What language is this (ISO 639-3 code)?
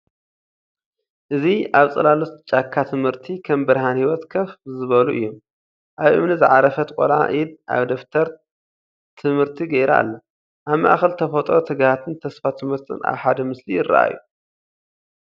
tir